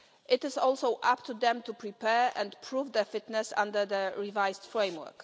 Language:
English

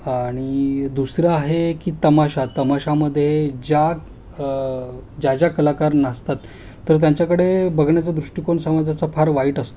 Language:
Marathi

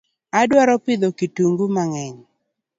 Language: Luo (Kenya and Tanzania)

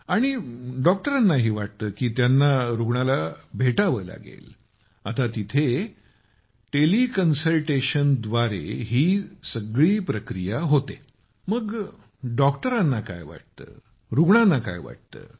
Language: Marathi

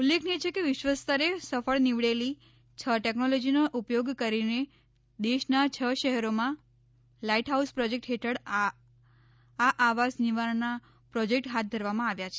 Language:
Gujarati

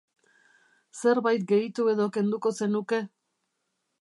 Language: Basque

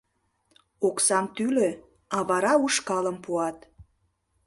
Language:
Mari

